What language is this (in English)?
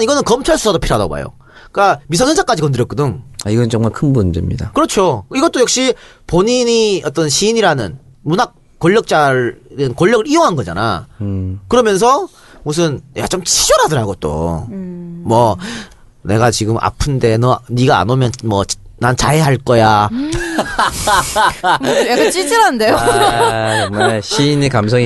Korean